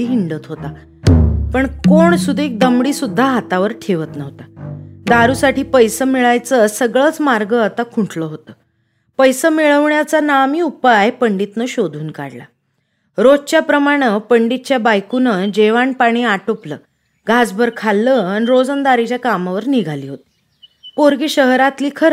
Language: Marathi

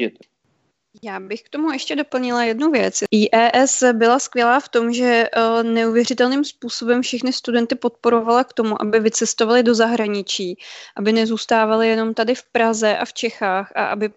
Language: Czech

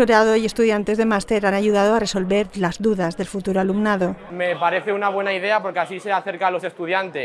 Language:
Spanish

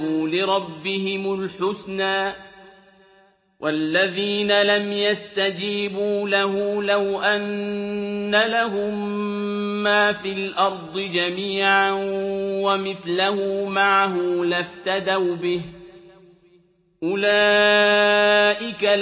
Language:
Arabic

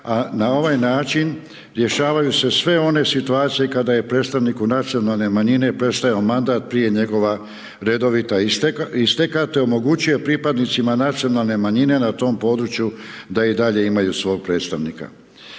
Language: Croatian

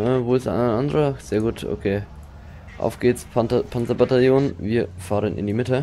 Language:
German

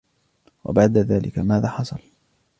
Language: Arabic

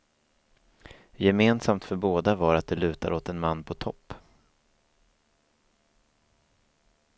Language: Swedish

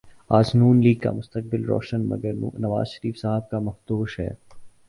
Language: Urdu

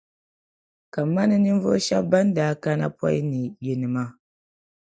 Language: Dagbani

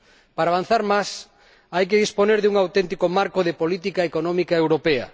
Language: Spanish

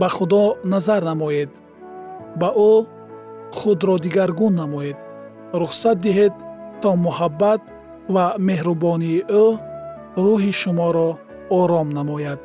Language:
Persian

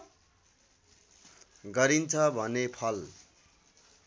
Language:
Nepali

